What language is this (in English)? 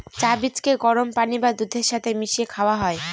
Bangla